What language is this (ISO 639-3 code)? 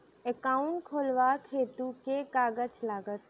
mai